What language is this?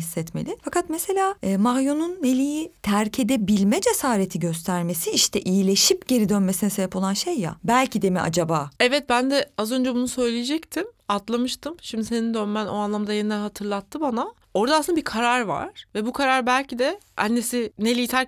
Turkish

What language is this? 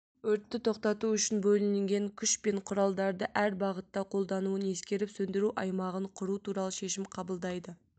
Kazakh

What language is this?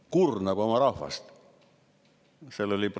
Estonian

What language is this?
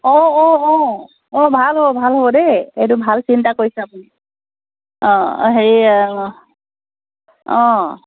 Assamese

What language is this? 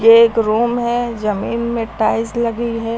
Hindi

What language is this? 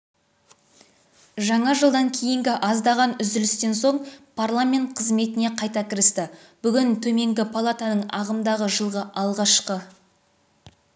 Kazakh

